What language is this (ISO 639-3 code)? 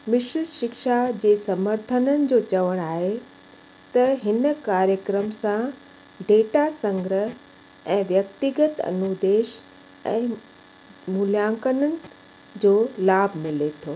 snd